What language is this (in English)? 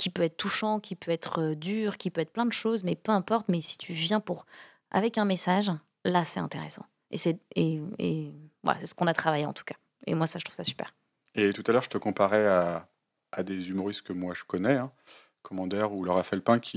French